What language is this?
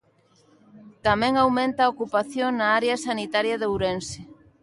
Galician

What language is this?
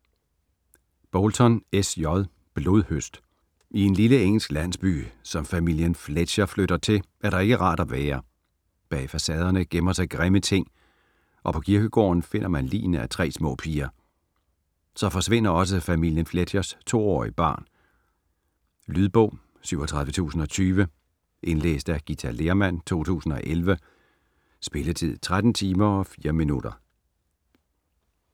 Danish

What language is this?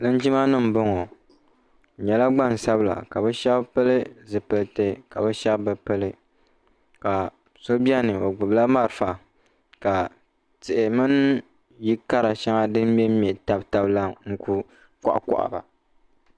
Dagbani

